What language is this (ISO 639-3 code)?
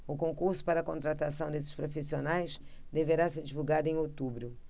por